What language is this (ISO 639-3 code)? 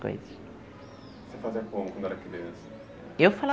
por